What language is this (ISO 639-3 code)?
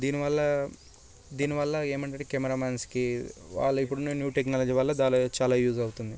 tel